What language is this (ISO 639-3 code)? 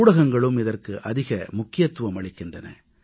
tam